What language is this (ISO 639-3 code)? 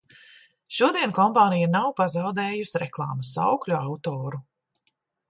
lav